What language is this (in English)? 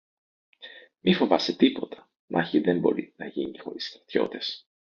Greek